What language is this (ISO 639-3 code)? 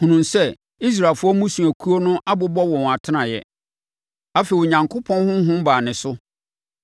aka